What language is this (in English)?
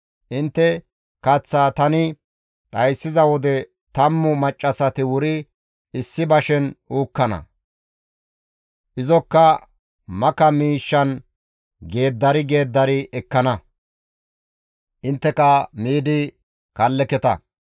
Gamo